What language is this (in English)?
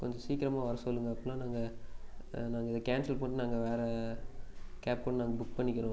Tamil